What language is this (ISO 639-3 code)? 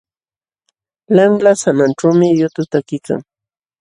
qxw